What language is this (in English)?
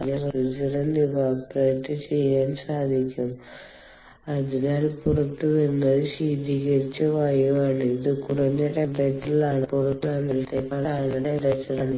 Malayalam